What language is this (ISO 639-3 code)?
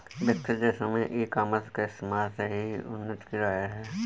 hin